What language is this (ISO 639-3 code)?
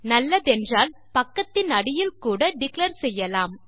tam